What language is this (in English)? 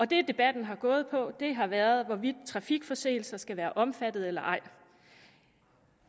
Danish